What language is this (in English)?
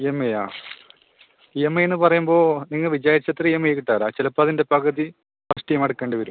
Malayalam